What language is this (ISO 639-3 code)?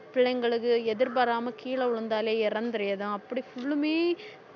tam